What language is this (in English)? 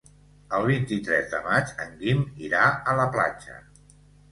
Catalan